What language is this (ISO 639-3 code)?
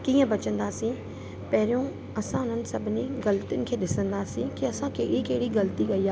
snd